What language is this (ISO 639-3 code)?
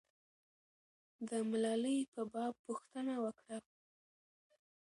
pus